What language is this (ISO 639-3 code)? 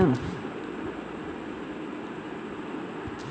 bho